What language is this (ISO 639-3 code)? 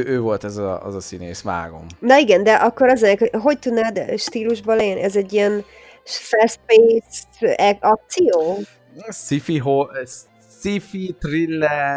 hun